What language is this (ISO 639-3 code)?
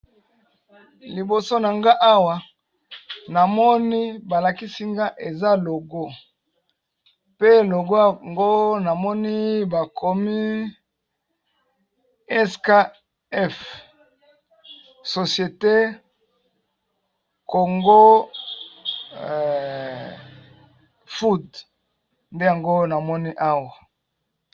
lin